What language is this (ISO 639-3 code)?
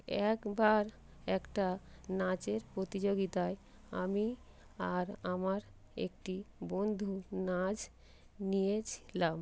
ben